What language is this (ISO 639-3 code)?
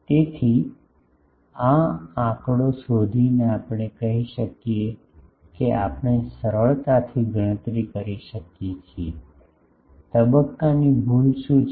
guj